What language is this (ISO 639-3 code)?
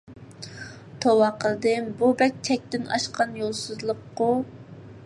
uig